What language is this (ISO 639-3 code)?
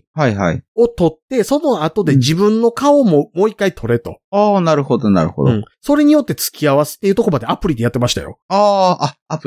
jpn